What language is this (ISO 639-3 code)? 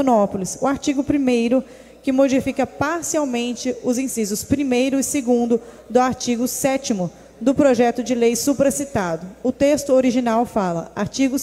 por